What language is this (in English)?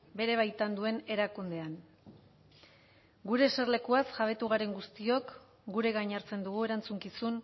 Basque